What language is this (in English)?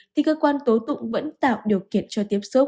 Vietnamese